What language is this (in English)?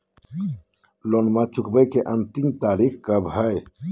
Magahi